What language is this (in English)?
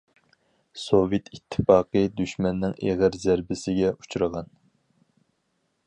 Uyghur